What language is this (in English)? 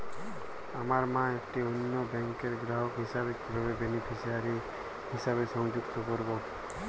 Bangla